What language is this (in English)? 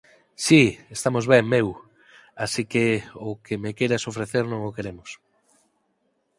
Galician